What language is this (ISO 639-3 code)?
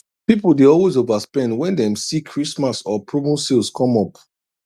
pcm